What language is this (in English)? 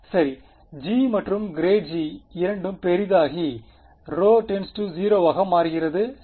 Tamil